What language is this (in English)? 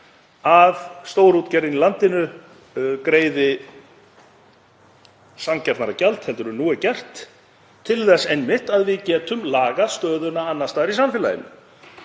Icelandic